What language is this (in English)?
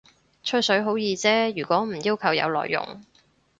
Cantonese